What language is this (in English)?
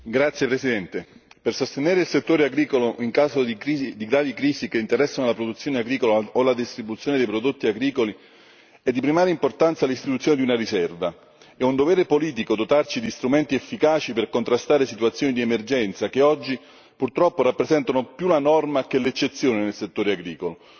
Italian